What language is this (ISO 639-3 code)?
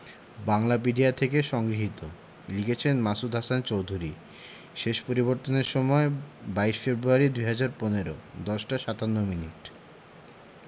ben